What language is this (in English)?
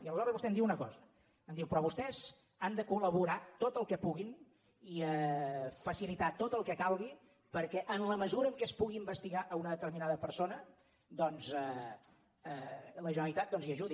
Catalan